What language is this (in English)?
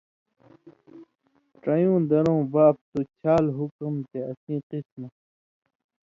Indus Kohistani